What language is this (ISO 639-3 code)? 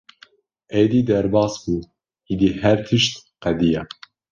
kur